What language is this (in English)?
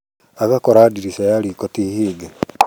Kikuyu